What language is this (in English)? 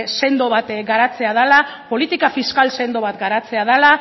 Basque